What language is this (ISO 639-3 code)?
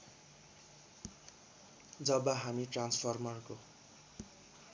nep